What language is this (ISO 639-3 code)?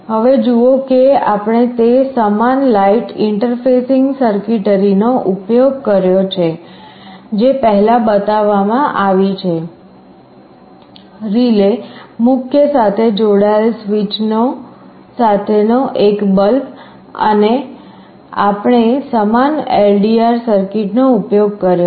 guj